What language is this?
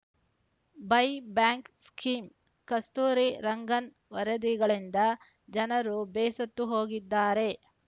Kannada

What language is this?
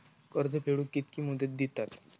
Marathi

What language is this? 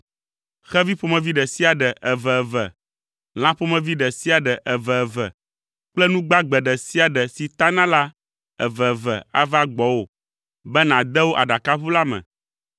Ewe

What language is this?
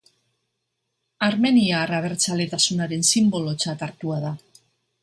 Basque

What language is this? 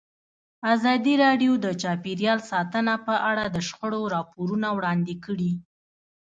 Pashto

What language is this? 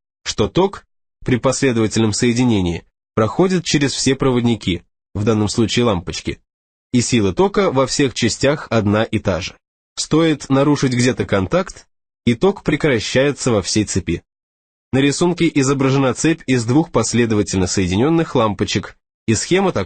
Russian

